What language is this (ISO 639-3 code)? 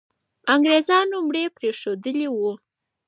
pus